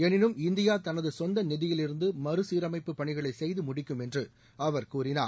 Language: Tamil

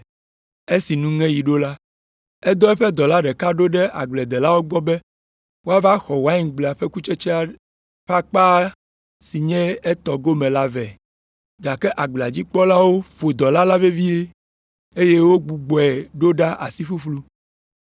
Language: Ewe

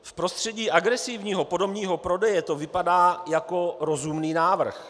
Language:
Czech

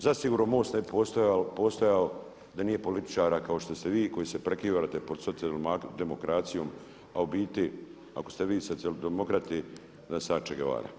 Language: Croatian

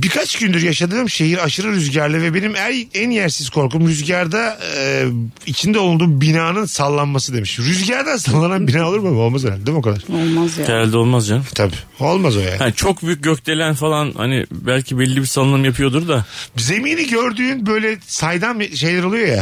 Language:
Turkish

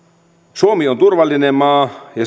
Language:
Finnish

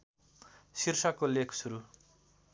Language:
Nepali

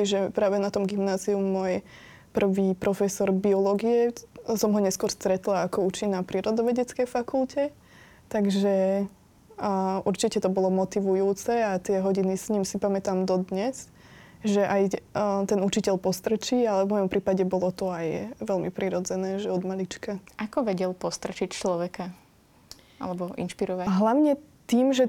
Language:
Slovak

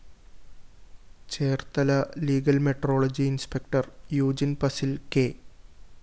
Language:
Malayalam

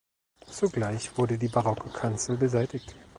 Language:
German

